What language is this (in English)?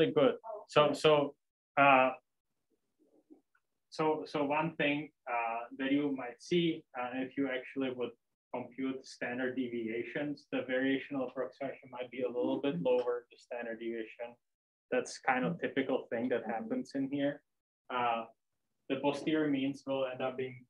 English